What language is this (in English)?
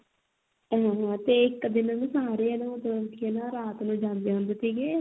Punjabi